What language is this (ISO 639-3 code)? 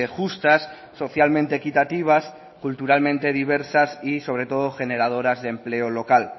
spa